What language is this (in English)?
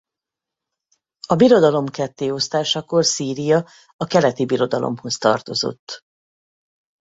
Hungarian